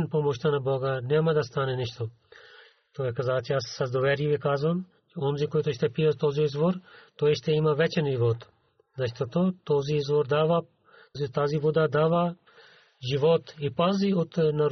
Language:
Bulgarian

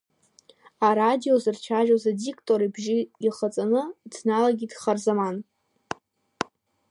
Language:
Abkhazian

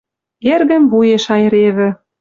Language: Western Mari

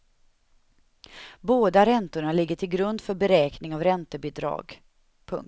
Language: Swedish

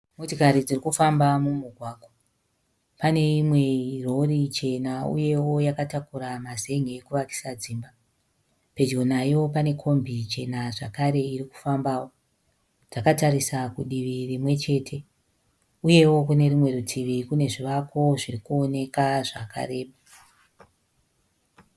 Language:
Shona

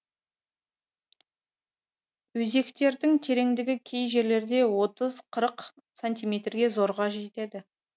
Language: Kazakh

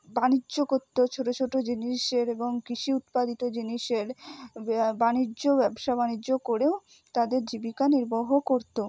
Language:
Bangla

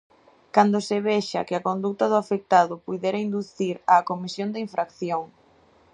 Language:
Galician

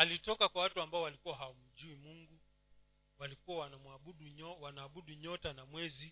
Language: Swahili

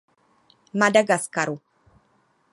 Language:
Czech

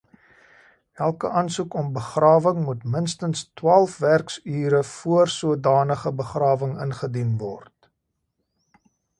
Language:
Afrikaans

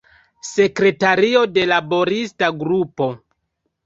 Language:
Esperanto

